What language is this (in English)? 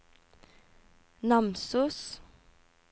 Norwegian